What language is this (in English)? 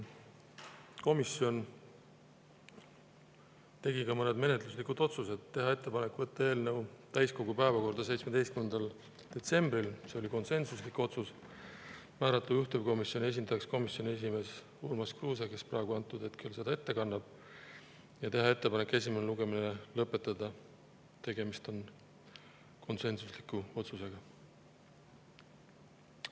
Estonian